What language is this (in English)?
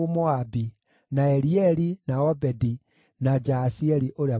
Kikuyu